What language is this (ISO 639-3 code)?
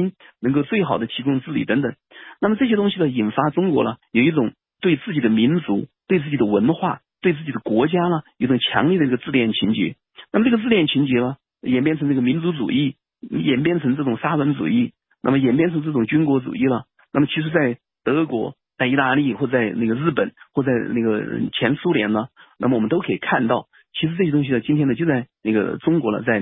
zho